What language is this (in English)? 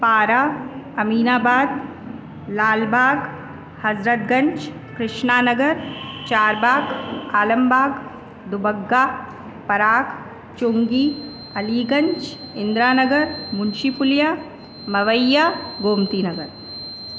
Sindhi